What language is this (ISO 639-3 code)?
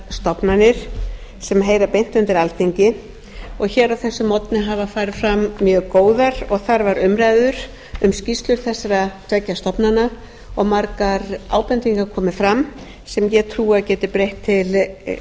isl